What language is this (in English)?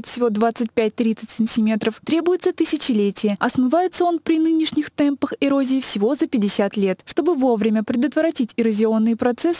Russian